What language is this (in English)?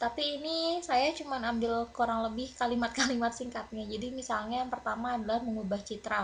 Indonesian